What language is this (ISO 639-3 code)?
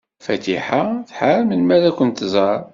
kab